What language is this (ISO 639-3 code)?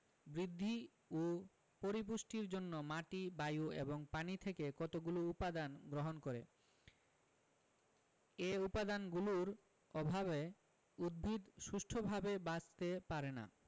ben